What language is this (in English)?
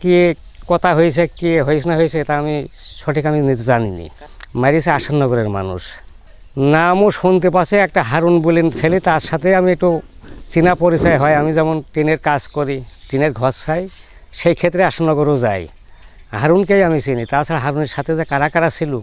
Arabic